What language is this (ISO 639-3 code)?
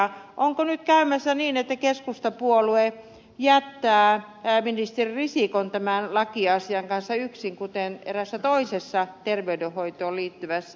fin